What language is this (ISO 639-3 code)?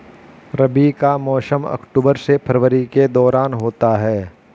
hin